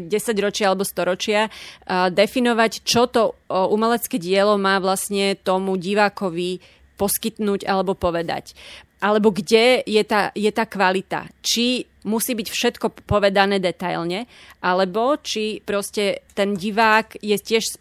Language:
Slovak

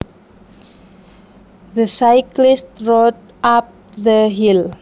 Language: Javanese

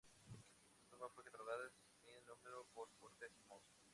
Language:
Spanish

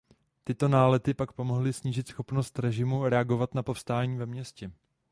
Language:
Czech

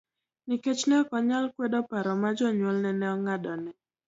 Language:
Luo (Kenya and Tanzania)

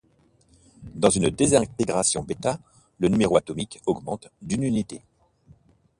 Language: French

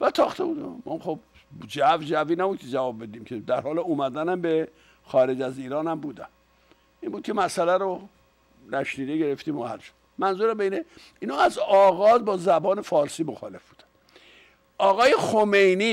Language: Persian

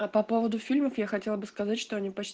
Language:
Russian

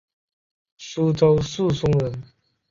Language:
Chinese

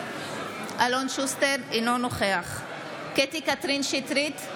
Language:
Hebrew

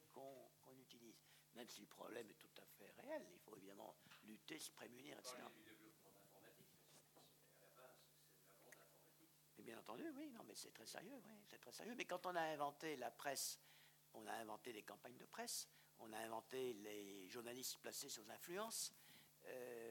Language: French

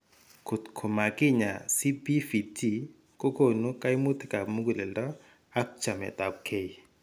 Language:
Kalenjin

